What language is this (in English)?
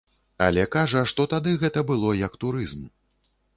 Belarusian